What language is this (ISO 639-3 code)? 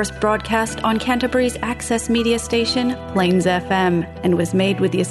hin